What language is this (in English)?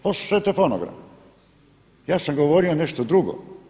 Croatian